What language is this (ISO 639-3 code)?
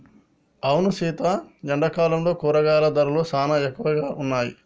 tel